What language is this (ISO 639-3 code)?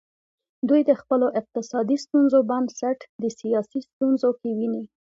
pus